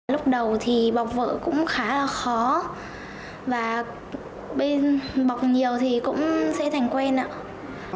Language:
Vietnamese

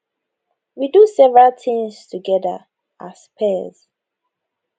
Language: Nigerian Pidgin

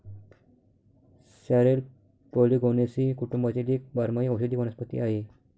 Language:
Marathi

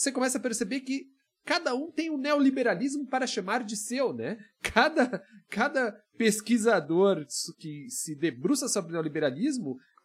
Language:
Portuguese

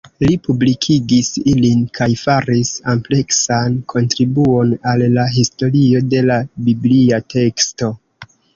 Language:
Esperanto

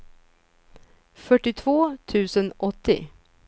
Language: Swedish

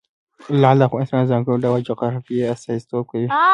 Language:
Pashto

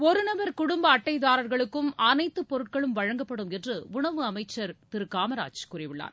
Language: Tamil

